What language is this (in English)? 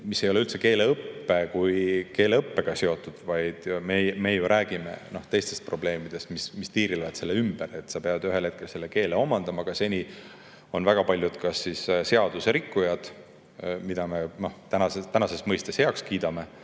Estonian